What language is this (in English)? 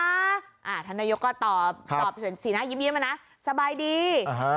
Thai